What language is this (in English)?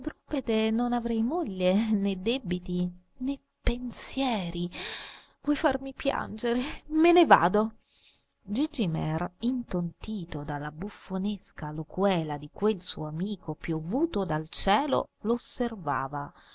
Italian